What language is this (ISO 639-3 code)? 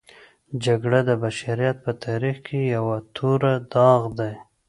pus